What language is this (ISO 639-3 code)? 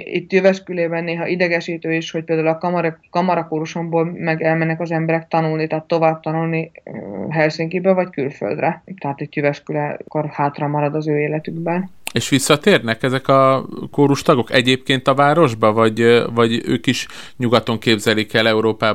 hun